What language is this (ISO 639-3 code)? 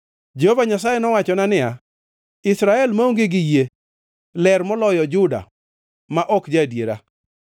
luo